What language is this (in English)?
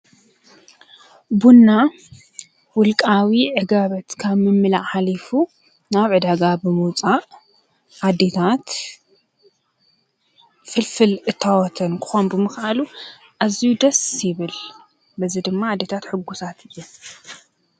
Tigrinya